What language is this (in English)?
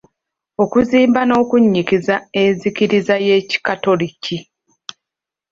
Ganda